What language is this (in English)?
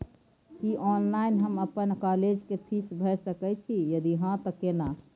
Maithili